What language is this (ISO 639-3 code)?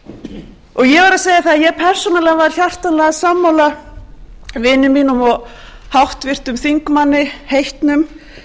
isl